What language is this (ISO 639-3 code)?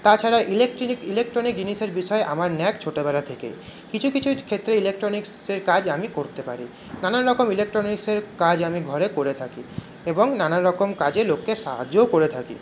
ben